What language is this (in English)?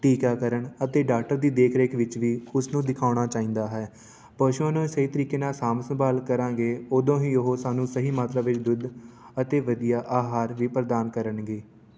Punjabi